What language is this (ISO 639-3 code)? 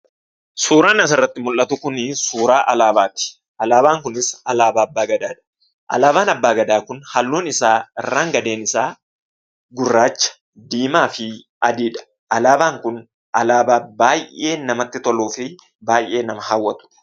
orm